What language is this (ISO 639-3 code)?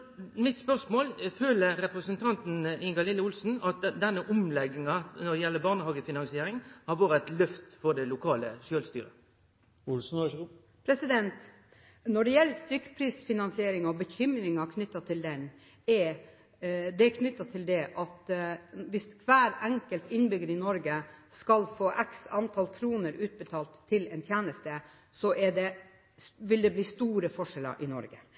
nor